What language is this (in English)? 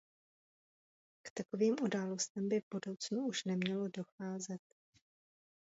Czech